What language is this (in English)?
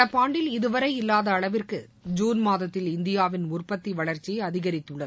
Tamil